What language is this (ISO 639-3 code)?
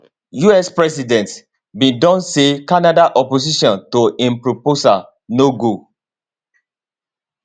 pcm